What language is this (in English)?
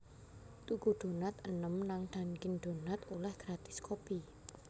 Javanese